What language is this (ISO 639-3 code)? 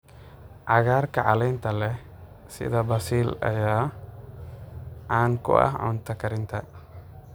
som